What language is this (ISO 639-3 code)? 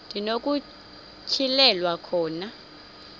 xho